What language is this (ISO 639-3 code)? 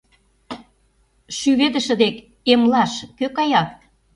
chm